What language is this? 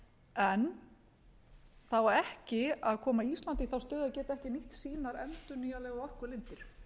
Icelandic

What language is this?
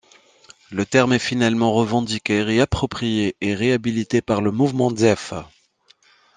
French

